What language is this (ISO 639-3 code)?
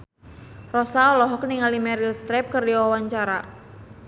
sun